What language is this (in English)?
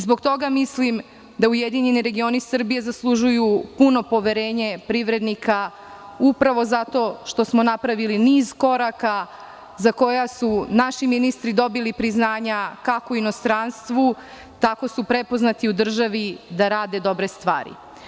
Serbian